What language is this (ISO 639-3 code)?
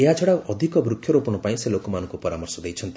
ori